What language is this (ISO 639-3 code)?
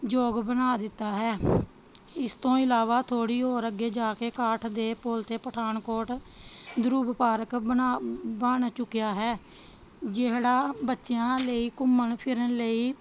pan